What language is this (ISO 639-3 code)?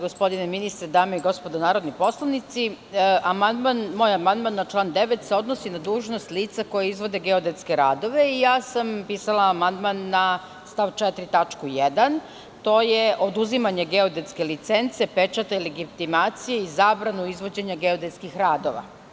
srp